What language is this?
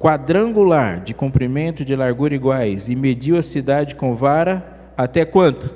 Portuguese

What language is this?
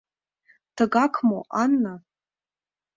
Mari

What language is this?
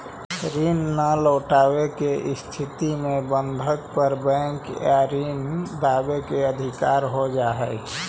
Magahi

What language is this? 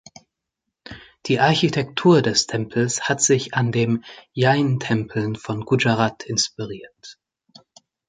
German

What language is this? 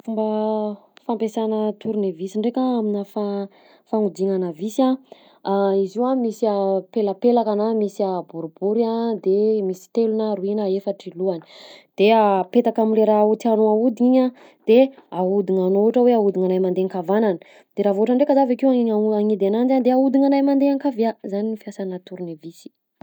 Southern Betsimisaraka Malagasy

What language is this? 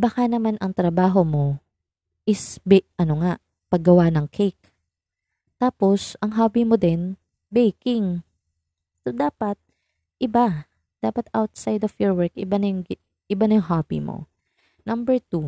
Filipino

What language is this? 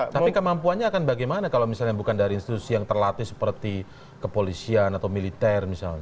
Indonesian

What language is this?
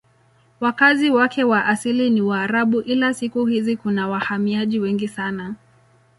Swahili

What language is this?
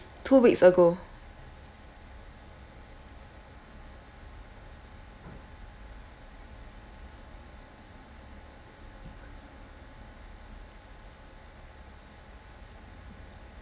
English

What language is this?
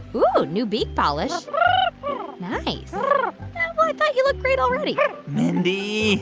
English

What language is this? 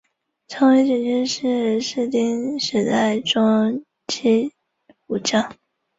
Chinese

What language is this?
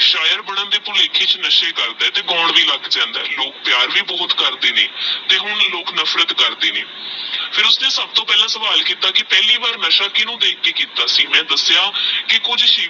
Punjabi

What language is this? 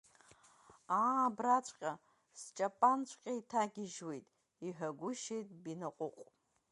Abkhazian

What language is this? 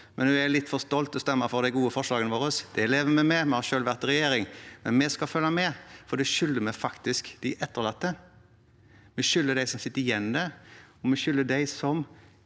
Norwegian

